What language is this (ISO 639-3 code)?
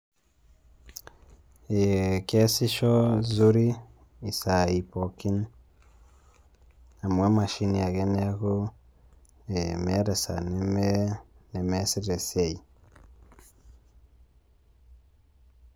mas